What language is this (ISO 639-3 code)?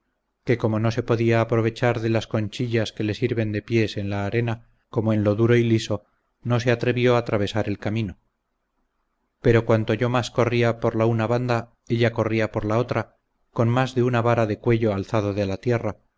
spa